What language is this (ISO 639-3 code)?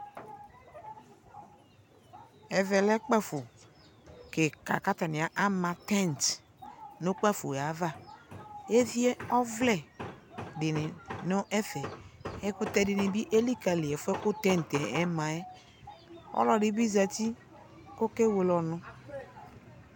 kpo